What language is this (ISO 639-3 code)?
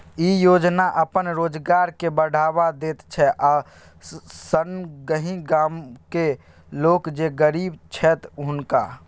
mai